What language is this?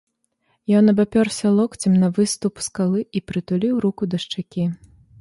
Belarusian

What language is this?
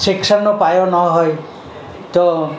Gujarati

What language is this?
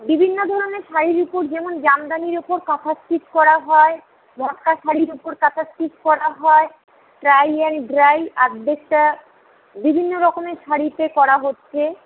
Bangla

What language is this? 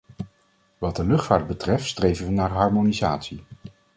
Dutch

